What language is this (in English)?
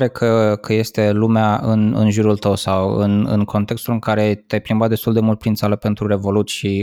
Romanian